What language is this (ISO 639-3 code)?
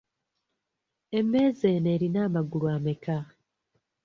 lug